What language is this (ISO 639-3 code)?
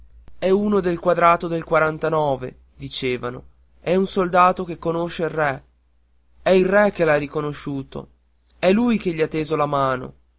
ita